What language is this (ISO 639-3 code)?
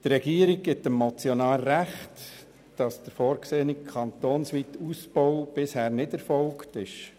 gsw